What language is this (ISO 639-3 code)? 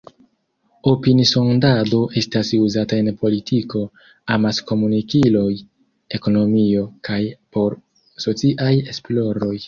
epo